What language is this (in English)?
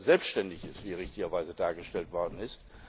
German